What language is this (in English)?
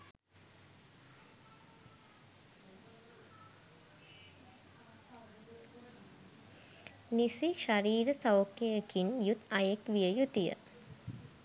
Sinhala